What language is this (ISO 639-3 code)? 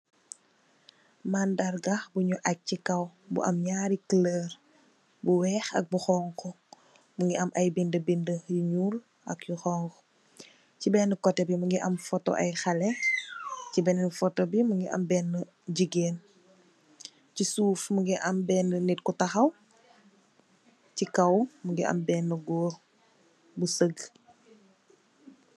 wol